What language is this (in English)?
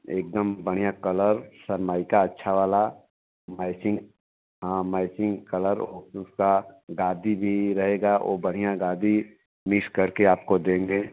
Hindi